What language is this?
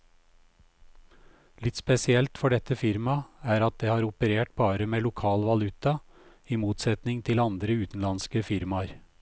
Norwegian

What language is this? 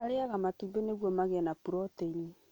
Kikuyu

